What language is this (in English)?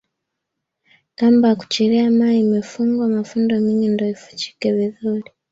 Swahili